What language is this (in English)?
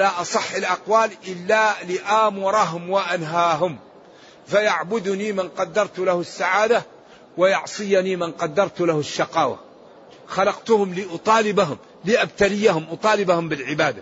Arabic